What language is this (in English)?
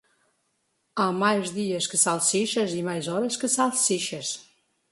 Portuguese